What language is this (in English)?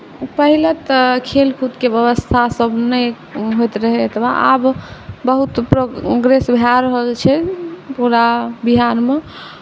Maithili